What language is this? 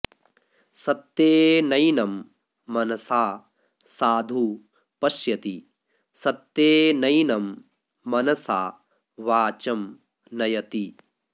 Sanskrit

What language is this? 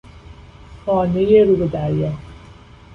Persian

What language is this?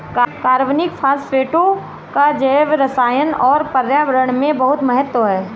Hindi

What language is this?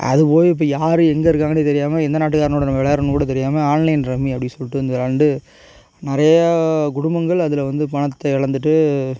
Tamil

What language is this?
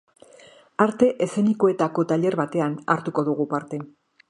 Basque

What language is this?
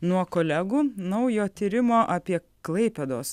Lithuanian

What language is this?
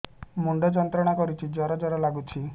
Odia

